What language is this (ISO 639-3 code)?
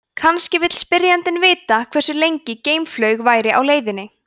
isl